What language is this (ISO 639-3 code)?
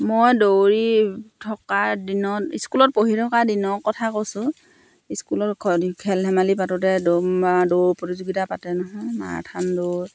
asm